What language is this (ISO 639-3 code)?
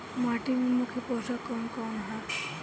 bho